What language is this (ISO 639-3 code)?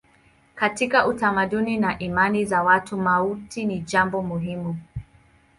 swa